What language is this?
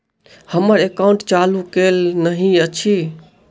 Maithili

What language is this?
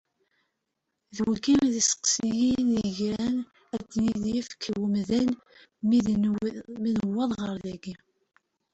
Kabyle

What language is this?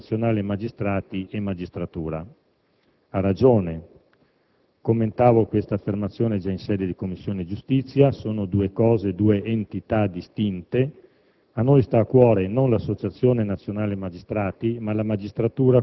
Italian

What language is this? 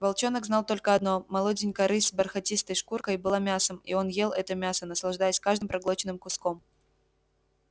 Russian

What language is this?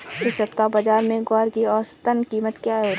Hindi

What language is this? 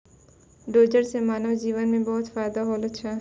Maithili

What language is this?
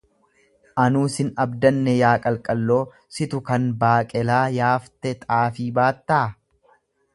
Oromo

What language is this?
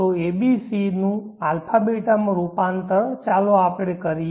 Gujarati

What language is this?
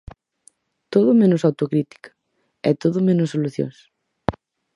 Galician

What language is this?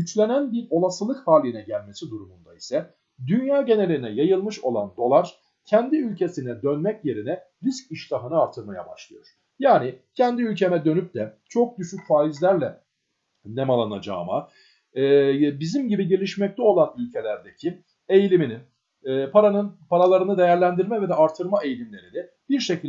Turkish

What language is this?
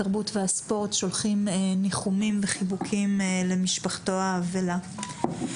Hebrew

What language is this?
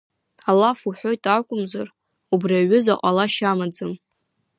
Abkhazian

